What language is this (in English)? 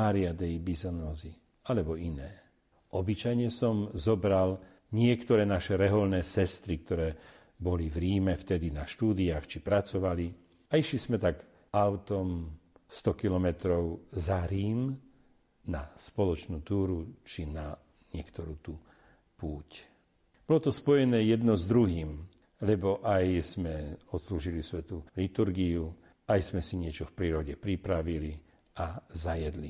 Slovak